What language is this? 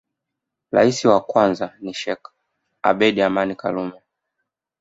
Swahili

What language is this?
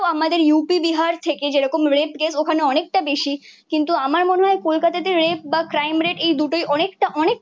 Bangla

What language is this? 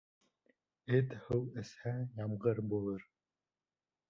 Bashkir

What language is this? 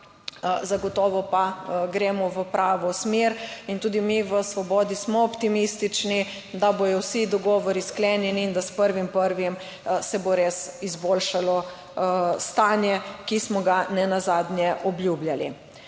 Slovenian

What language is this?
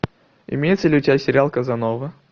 Russian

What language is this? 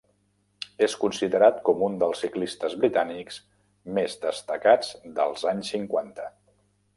Catalan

